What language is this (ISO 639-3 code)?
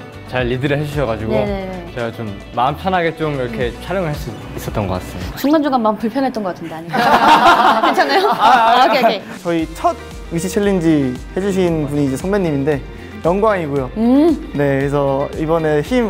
kor